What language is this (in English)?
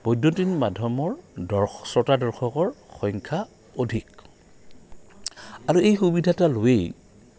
Assamese